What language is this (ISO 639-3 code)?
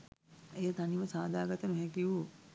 sin